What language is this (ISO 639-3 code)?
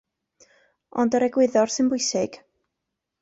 cym